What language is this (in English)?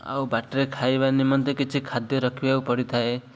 Odia